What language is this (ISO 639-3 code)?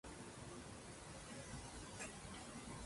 spa